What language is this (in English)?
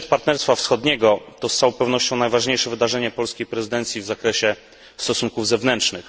Polish